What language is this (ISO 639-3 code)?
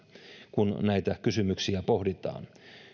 fin